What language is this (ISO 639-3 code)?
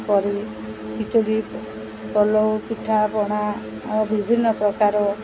ori